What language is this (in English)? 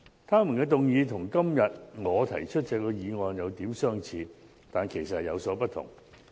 Cantonese